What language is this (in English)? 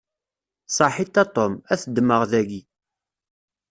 Kabyle